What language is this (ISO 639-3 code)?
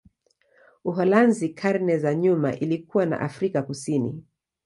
swa